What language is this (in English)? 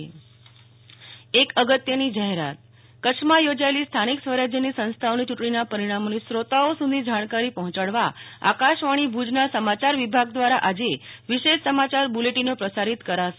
Gujarati